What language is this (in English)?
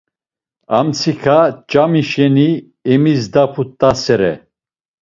Laz